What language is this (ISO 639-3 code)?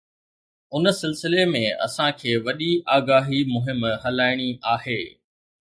snd